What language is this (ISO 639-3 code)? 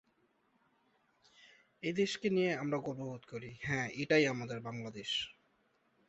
ben